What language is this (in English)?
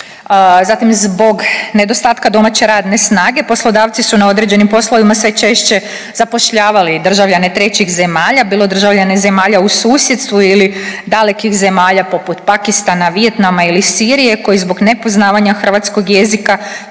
Croatian